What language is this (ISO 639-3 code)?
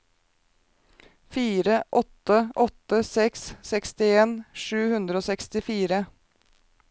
nor